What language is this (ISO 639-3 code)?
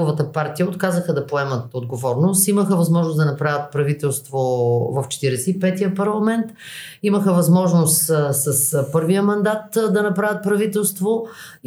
bul